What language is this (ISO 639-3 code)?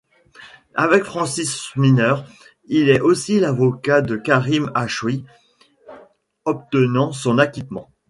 fra